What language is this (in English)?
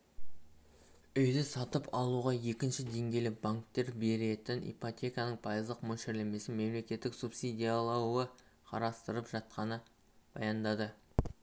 Kazakh